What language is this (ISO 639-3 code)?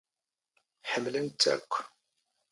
zgh